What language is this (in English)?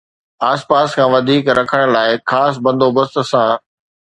Sindhi